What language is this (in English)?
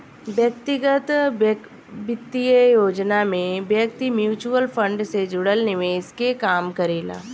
Bhojpuri